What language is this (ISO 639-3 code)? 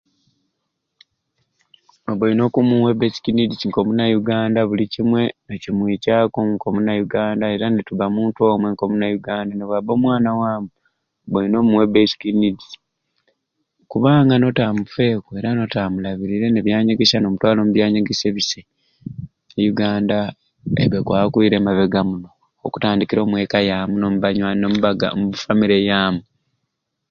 ruc